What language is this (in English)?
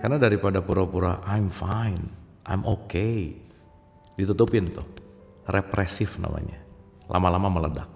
Indonesian